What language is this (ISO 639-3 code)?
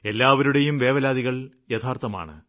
mal